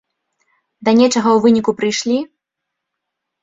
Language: Belarusian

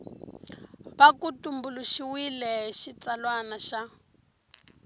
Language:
Tsonga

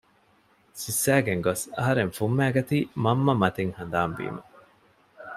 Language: Divehi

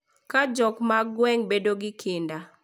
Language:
Luo (Kenya and Tanzania)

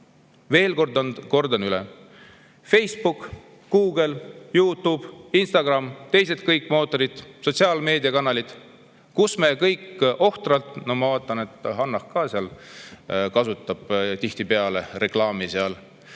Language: Estonian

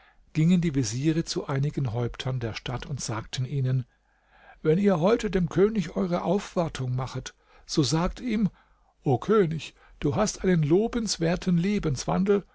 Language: German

